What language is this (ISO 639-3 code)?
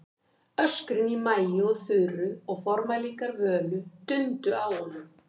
isl